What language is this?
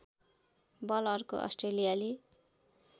Nepali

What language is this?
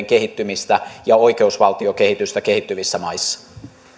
Finnish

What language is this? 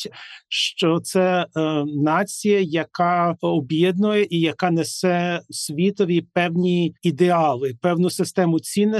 Ukrainian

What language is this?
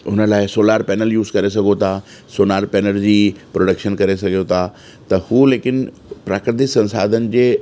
Sindhi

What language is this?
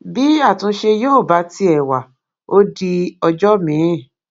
Yoruba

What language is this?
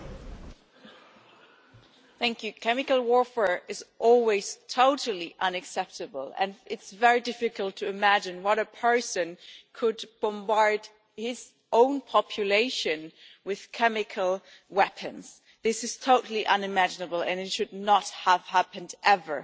English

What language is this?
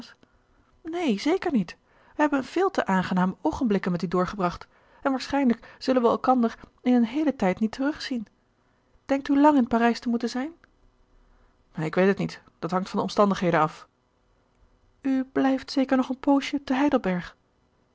Dutch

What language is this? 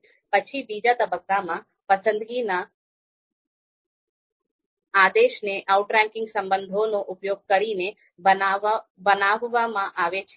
Gujarati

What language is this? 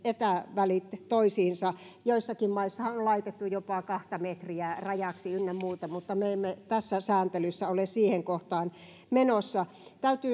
Finnish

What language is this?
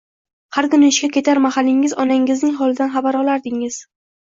Uzbek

